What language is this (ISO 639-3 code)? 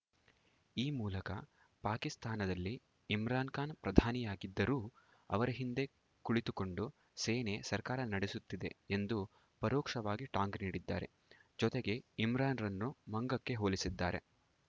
kan